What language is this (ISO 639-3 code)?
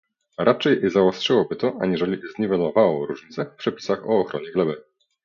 pol